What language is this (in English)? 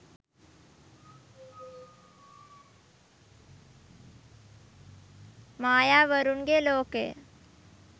Sinhala